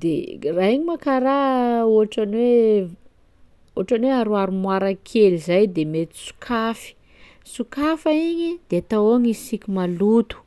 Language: Sakalava Malagasy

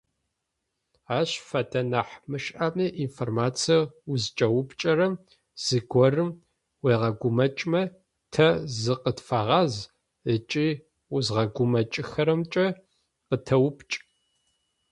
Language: Adyghe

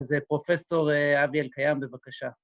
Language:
Hebrew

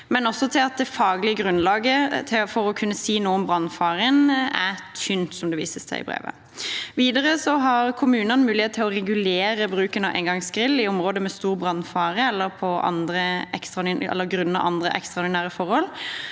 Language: Norwegian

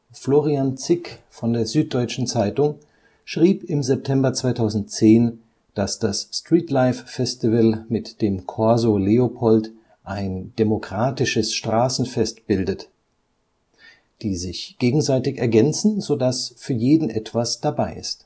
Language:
German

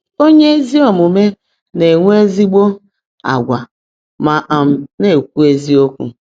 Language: Igbo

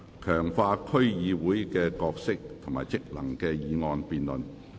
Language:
Cantonese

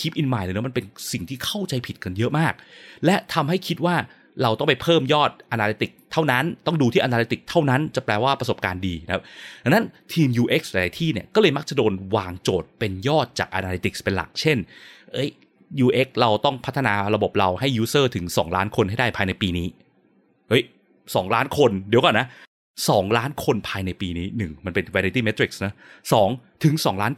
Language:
Thai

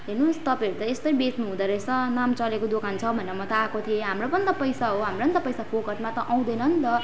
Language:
Nepali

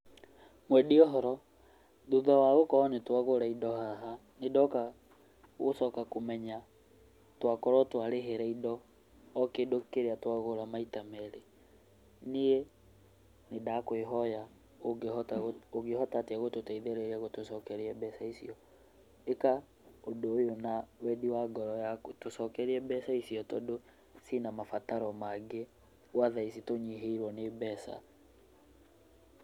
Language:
Kikuyu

